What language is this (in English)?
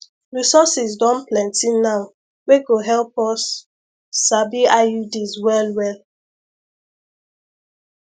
Nigerian Pidgin